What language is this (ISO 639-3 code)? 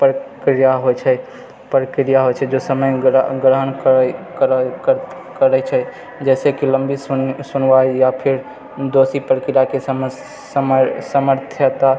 mai